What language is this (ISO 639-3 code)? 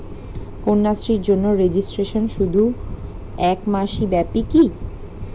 ben